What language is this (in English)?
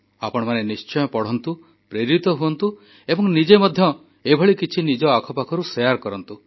Odia